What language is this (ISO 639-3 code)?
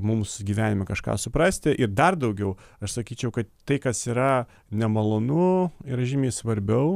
lit